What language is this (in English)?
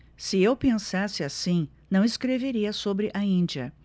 Portuguese